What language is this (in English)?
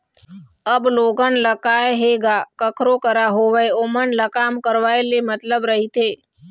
Chhattisgarhi